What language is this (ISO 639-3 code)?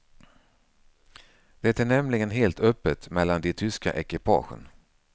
swe